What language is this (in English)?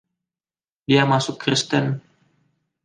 Indonesian